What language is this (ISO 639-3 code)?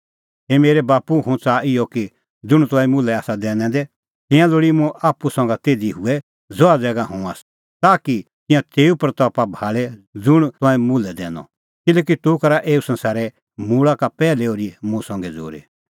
kfx